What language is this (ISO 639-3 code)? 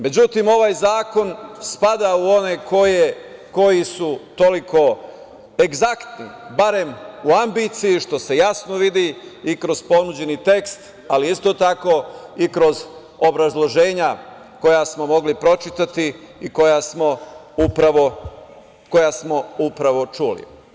srp